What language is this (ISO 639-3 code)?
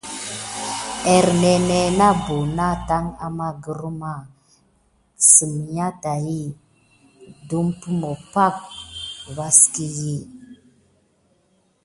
gid